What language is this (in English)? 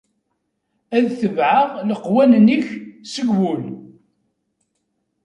Kabyle